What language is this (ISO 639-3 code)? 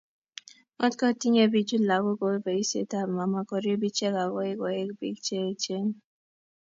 kln